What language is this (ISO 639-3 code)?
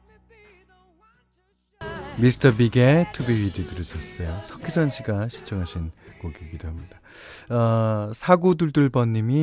kor